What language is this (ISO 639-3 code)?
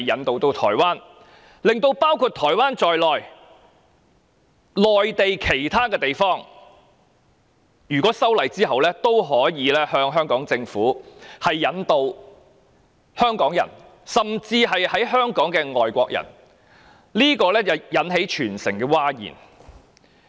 yue